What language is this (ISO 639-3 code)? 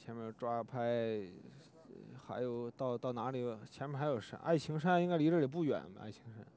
zho